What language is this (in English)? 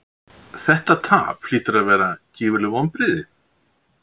Icelandic